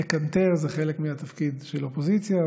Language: Hebrew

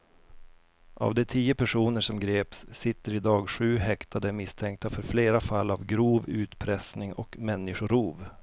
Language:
Swedish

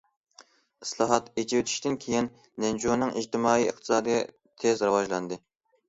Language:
Uyghur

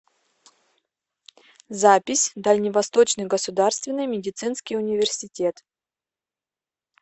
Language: Russian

